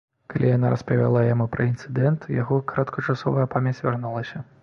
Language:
Belarusian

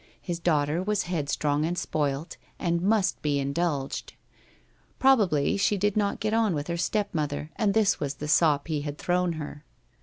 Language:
English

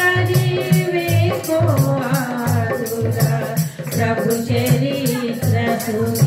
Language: Marathi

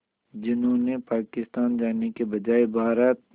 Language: Hindi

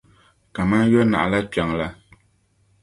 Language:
Dagbani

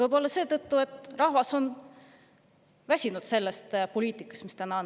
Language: Estonian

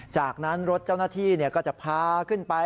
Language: Thai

